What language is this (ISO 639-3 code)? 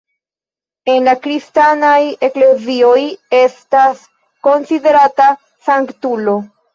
epo